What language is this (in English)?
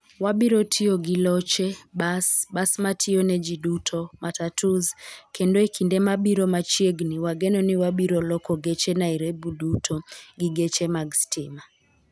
Luo (Kenya and Tanzania)